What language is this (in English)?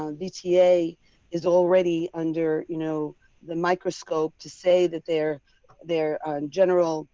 English